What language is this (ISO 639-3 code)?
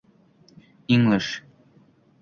uzb